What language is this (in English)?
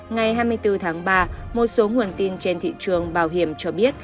Vietnamese